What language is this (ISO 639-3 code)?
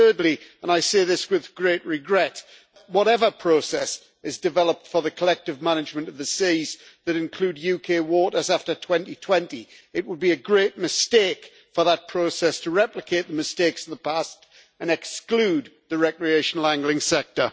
eng